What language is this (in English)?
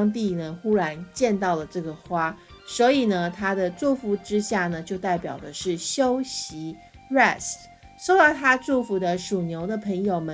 Chinese